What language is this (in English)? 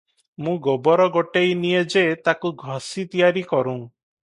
Odia